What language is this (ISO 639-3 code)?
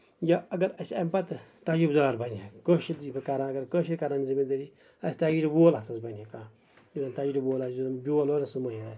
kas